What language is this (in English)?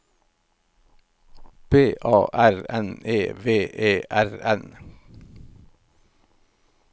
Norwegian